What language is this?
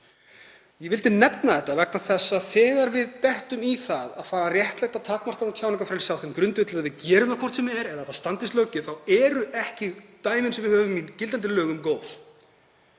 Icelandic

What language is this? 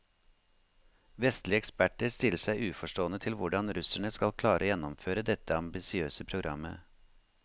Norwegian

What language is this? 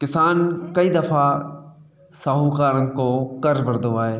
Sindhi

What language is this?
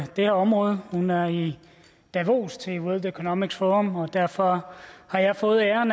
Danish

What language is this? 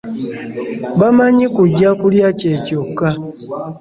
Ganda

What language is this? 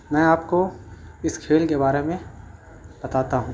Urdu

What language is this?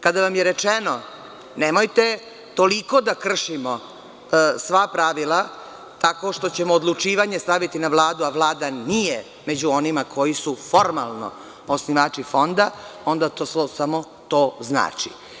Serbian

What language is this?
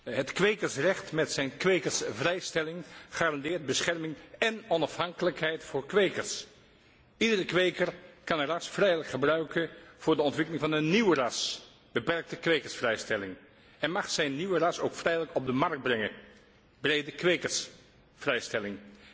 Dutch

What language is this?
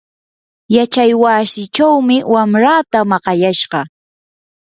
Yanahuanca Pasco Quechua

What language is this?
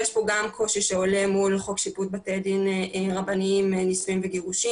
Hebrew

